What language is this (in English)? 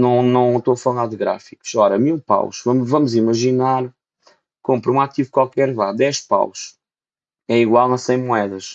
Portuguese